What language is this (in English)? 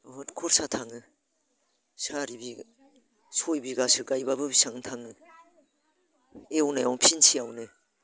Bodo